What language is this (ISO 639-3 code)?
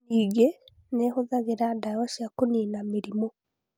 kik